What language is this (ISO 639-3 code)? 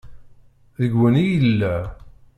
kab